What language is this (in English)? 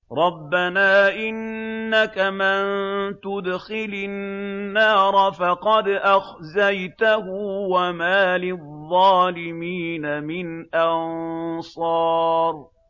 Arabic